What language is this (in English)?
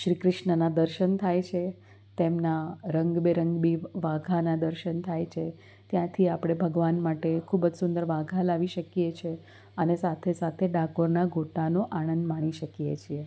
Gujarati